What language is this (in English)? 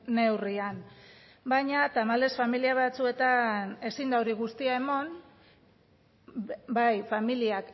Basque